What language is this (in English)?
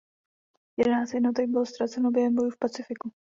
Czech